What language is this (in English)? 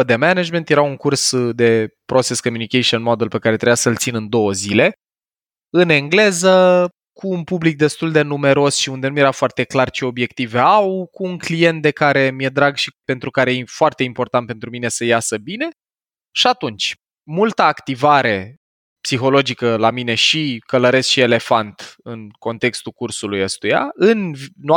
Romanian